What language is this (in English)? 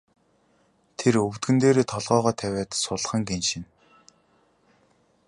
Mongolian